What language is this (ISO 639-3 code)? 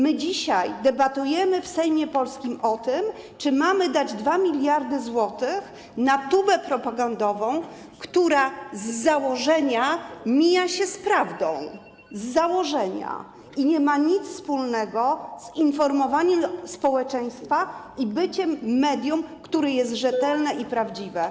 pol